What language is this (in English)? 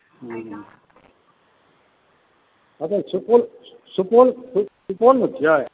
Maithili